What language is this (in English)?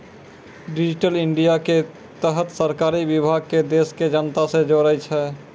Maithili